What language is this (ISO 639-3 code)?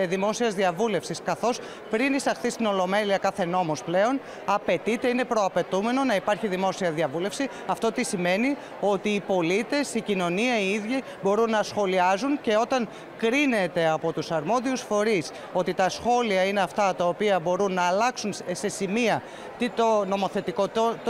ell